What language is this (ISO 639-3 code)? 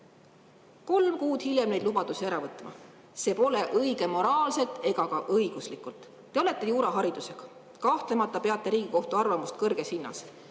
est